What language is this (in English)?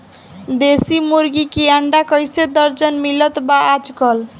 Bhojpuri